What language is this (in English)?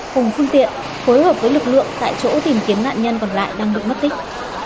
Vietnamese